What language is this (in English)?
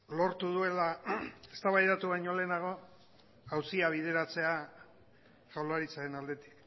Basque